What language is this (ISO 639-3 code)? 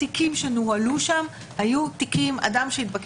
heb